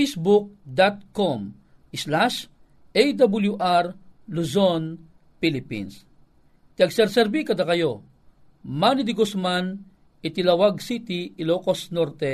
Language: Filipino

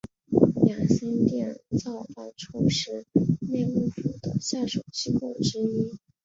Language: Chinese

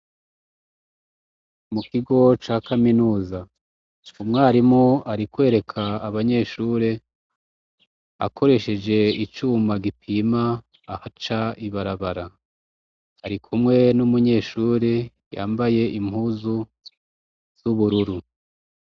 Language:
Rundi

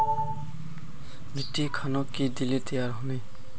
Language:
Magahi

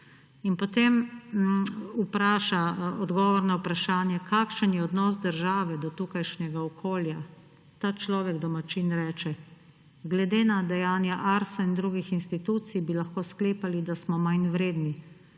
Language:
Slovenian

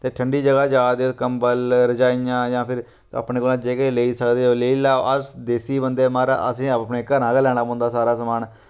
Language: Dogri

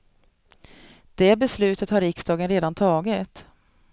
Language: Swedish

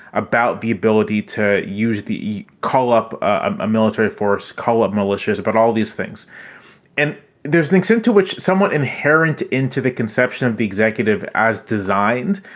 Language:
English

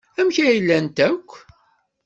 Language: Kabyle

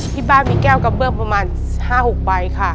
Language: Thai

